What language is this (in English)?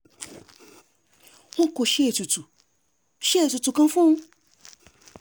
Yoruba